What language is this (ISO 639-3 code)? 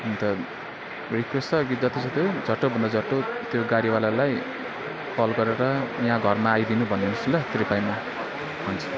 nep